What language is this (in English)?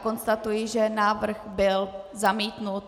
Czech